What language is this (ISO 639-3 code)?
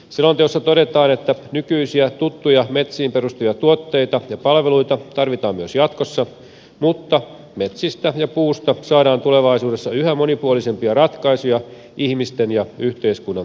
fin